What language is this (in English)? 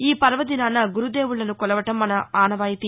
Telugu